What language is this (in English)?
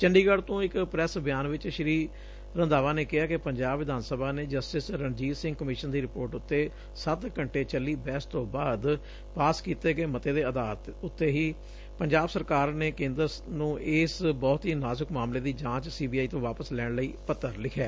Punjabi